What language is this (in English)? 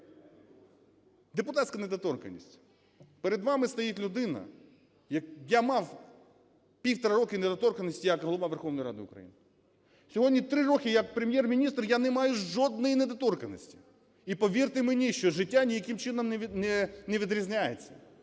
Ukrainian